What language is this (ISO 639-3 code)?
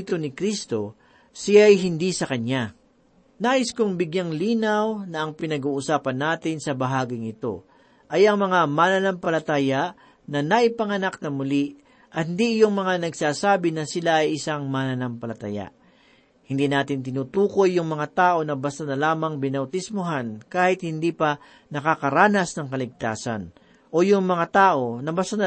fil